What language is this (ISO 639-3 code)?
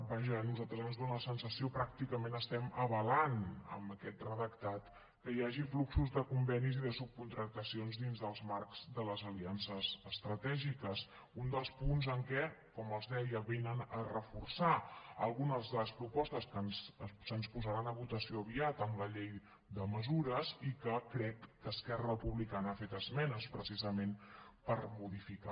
cat